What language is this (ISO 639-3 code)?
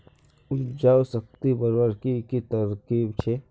mag